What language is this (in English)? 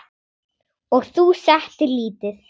Icelandic